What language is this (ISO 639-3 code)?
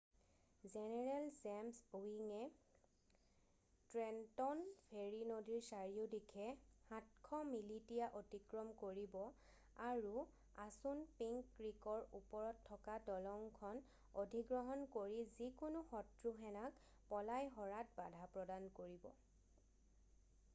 asm